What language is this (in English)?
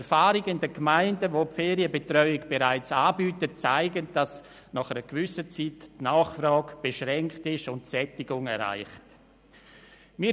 Swiss German